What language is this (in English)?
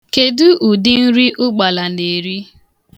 Igbo